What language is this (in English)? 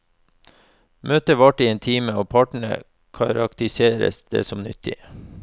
Norwegian